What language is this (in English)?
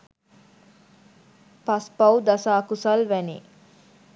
Sinhala